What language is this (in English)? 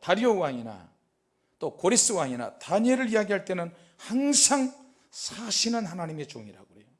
Korean